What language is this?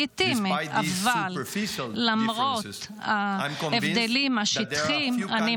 Hebrew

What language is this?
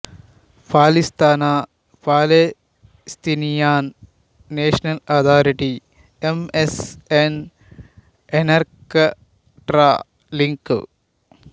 Telugu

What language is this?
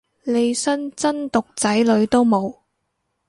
Cantonese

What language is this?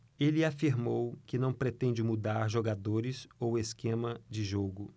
Portuguese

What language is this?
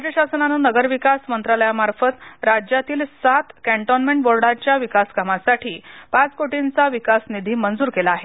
Marathi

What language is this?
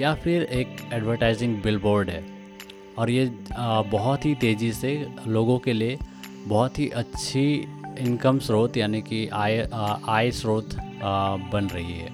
Hindi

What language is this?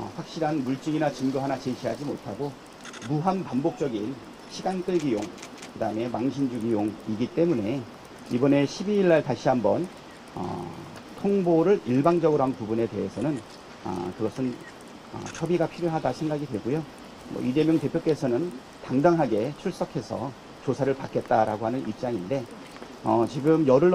Korean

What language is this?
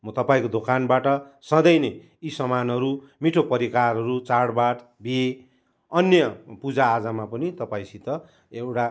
Nepali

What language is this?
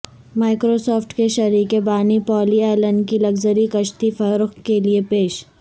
Urdu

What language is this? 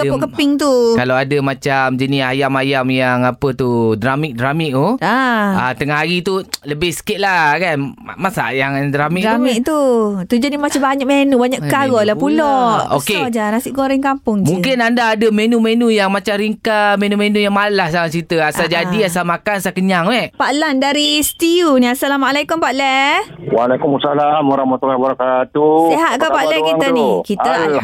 Malay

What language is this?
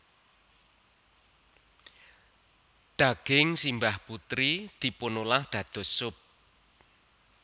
Javanese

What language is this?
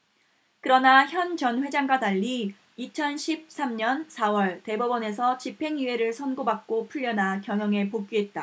Korean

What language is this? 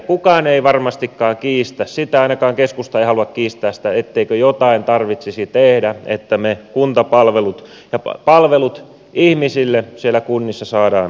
Finnish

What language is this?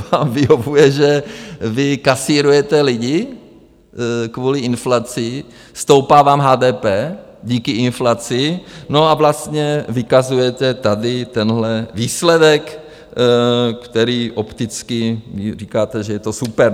Czech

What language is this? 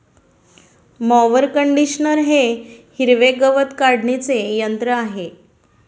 Marathi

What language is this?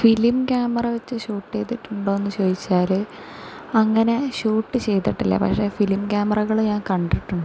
Malayalam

